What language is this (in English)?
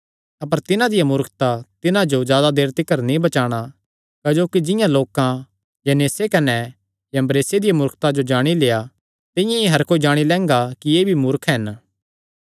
Kangri